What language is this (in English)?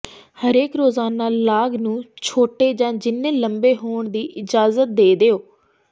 Punjabi